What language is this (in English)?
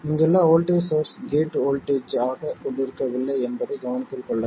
Tamil